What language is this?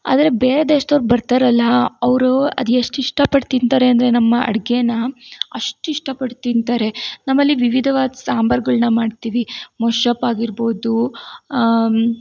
Kannada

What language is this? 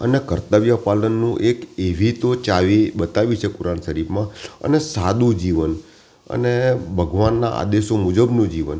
Gujarati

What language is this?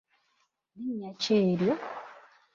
Ganda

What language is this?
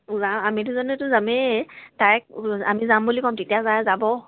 Assamese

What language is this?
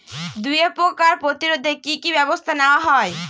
Bangla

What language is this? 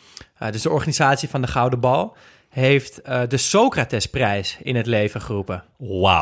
Dutch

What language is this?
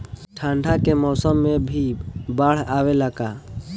Bhojpuri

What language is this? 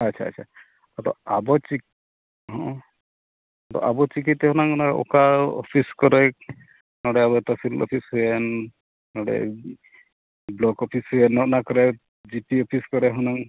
Santali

